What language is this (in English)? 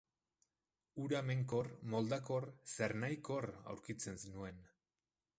Basque